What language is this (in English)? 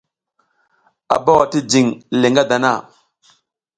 South Giziga